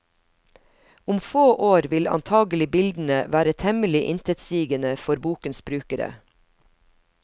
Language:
Norwegian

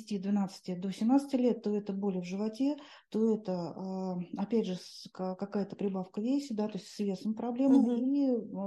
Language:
Russian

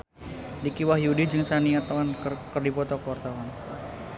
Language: Sundanese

